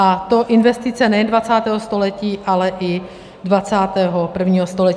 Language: Czech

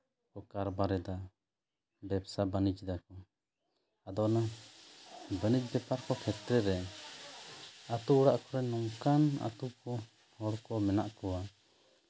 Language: Santali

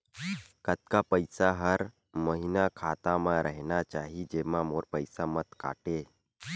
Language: Chhattisgarhi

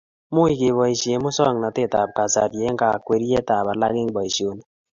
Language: Kalenjin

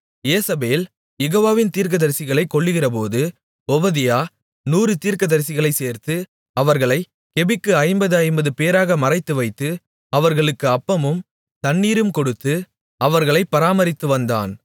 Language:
Tamil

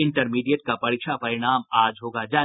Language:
Hindi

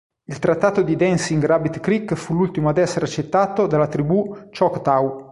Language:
Italian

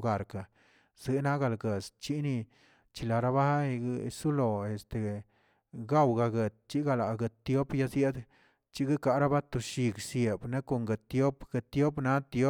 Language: Tilquiapan Zapotec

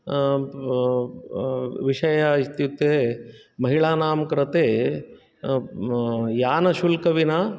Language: Sanskrit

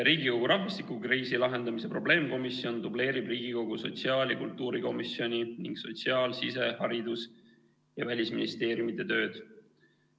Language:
Estonian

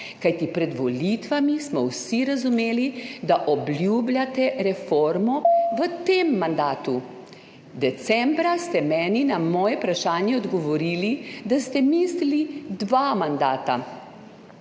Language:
Slovenian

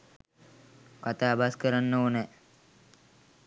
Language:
Sinhala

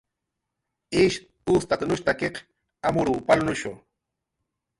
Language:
Jaqaru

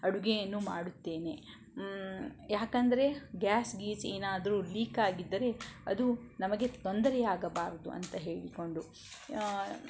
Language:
Kannada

